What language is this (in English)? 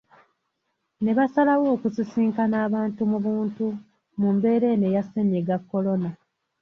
Ganda